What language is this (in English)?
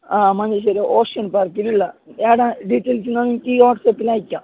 Malayalam